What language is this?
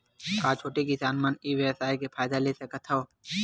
Chhattisgarhi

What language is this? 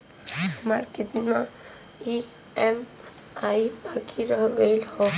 Bhojpuri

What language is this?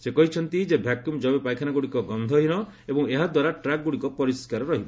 Odia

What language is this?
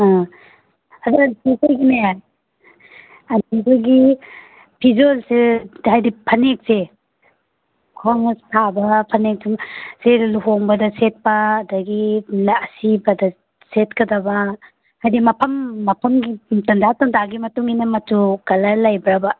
Manipuri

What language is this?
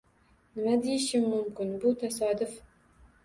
Uzbek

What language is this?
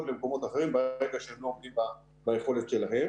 Hebrew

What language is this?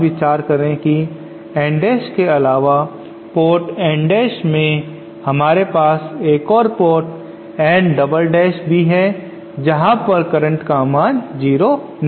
Hindi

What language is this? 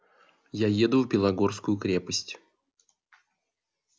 Russian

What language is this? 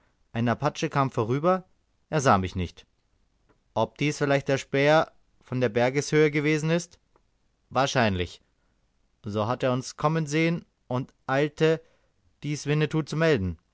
German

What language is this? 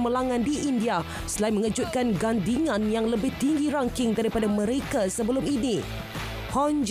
Malay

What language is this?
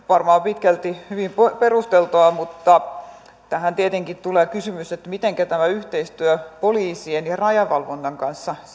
Finnish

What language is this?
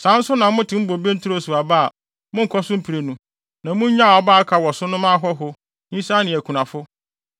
Akan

